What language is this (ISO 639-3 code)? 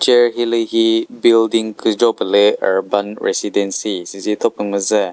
nri